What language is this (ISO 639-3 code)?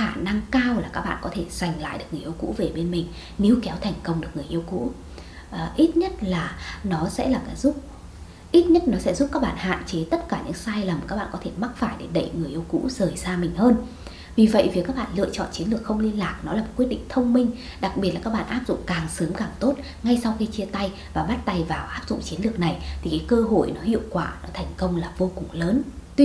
vie